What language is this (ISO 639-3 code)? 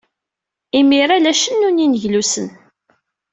kab